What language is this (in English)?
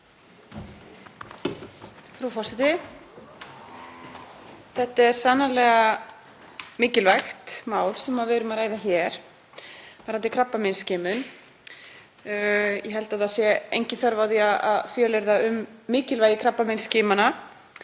Icelandic